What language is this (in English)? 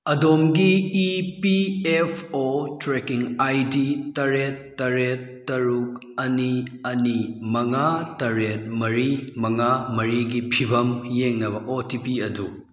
Manipuri